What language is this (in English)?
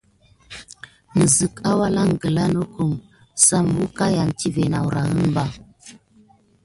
Gidar